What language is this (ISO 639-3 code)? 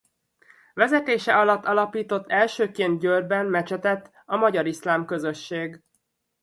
hun